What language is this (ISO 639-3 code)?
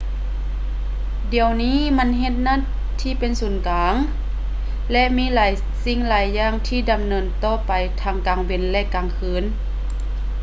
lao